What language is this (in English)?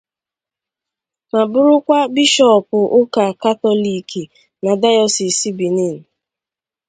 Igbo